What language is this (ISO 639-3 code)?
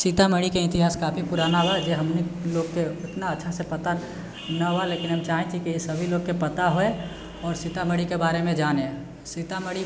mai